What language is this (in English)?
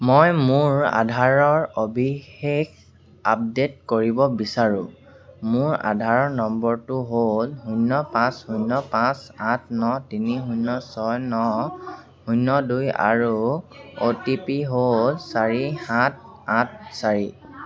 Assamese